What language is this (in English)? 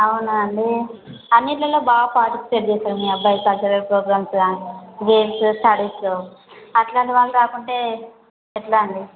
Telugu